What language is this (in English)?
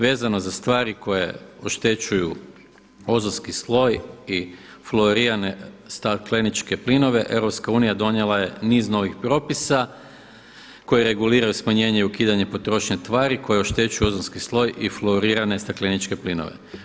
Croatian